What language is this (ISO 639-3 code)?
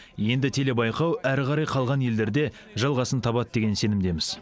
kaz